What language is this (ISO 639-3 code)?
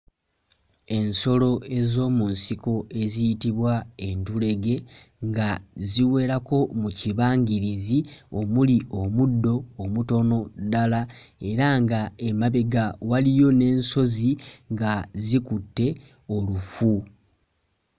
lug